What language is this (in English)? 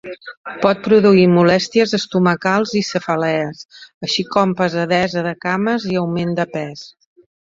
Catalan